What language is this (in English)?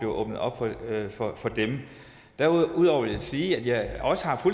Danish